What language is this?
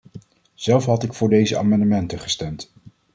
Dutch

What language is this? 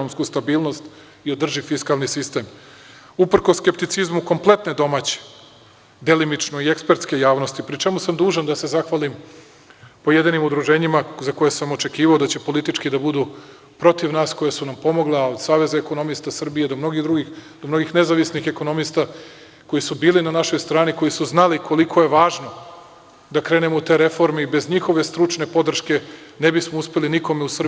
Serbian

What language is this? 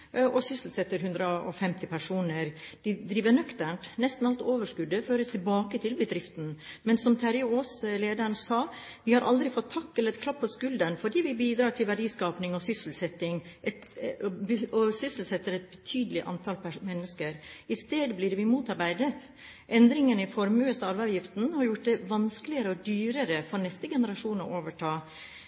Norwegian Bokmål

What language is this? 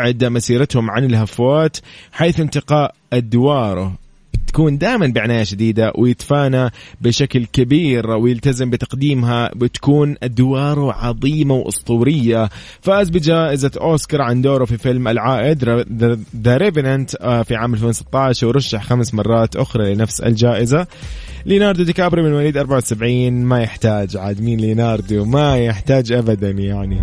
Arabic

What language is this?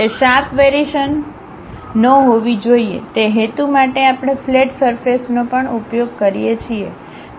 Gujarati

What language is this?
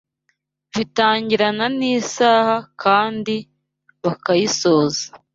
Kinyarwanda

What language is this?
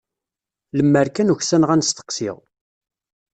Kabyle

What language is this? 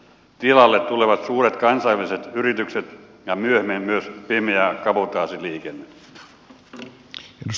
Finnish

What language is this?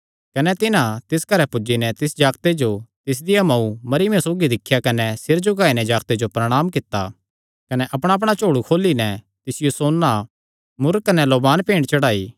Kangri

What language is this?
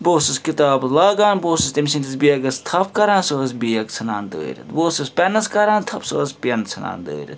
Kashmiri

